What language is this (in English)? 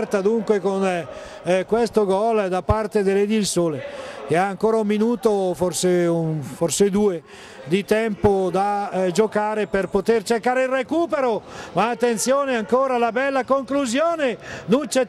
Italian